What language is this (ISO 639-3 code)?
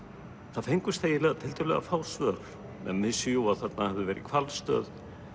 isl